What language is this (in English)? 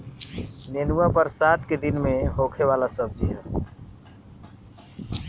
Bhojpuri